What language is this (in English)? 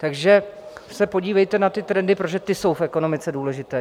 Czech